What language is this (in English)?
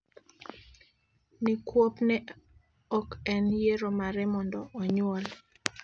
Luo (Kenya and Tanzania)